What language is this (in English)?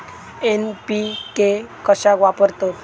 Marathi